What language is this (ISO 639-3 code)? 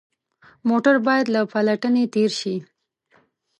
pus